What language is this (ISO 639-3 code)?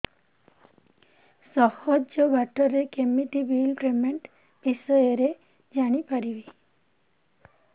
ori